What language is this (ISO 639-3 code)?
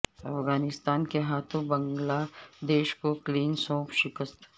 urd